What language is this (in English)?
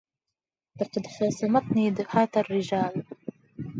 Arabic